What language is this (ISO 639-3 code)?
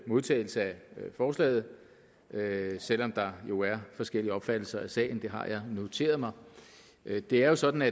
dan